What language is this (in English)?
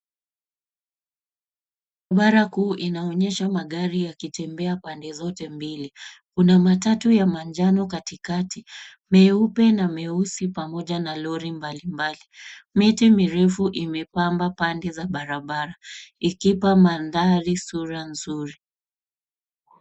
Swahili